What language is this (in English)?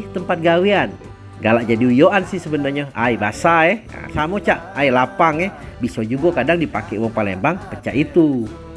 Indonesian